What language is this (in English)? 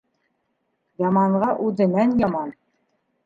Bashkir